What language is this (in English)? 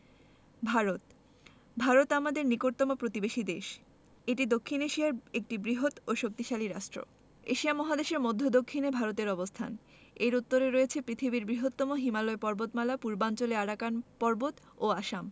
Bangla